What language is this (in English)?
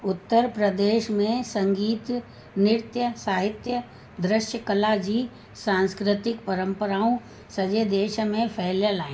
Sindhi